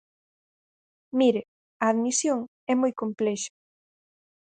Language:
Galician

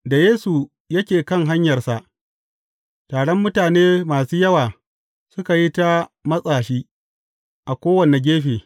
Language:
Hausa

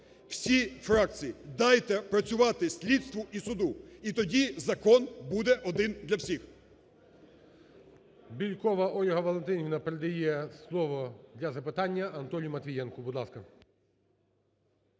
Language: Ukrainian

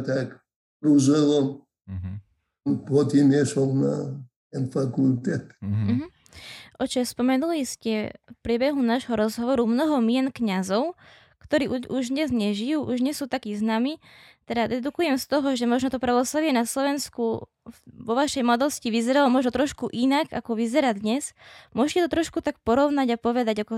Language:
Slovak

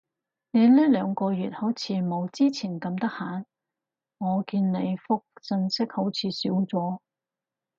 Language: Cantonese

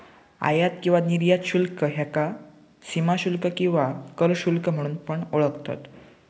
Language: Marathi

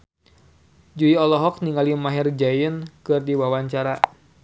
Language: Sundanese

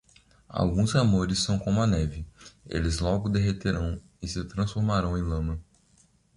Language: Portuguese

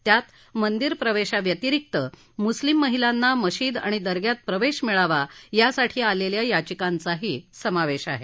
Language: Marathi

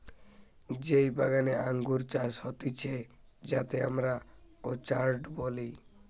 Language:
Bangla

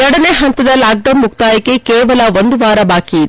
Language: Kannada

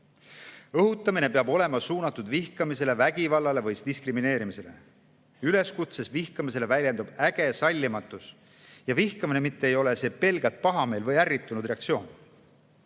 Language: Estonian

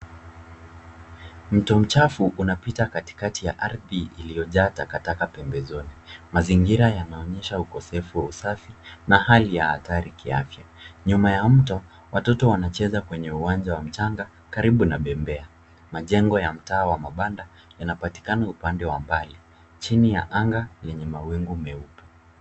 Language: Swahili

